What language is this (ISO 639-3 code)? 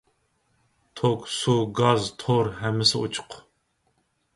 uig